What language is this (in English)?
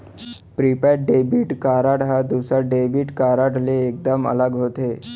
Chhattisgarhi